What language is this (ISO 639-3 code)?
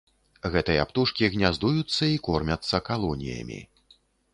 bel